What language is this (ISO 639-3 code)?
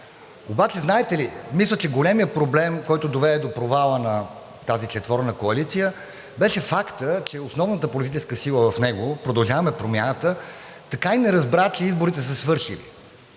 bul